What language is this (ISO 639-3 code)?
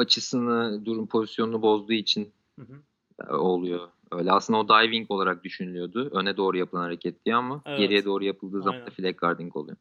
tur